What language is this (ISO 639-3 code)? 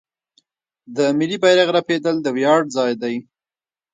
pus